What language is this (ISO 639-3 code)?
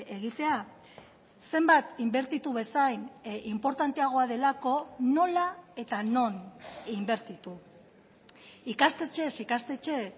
eus